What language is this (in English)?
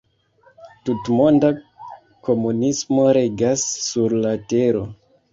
Esperanto